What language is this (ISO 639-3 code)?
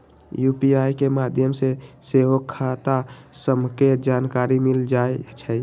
mag